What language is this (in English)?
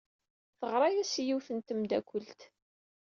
Kabyle